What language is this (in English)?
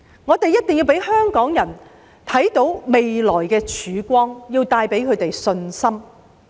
Cantonese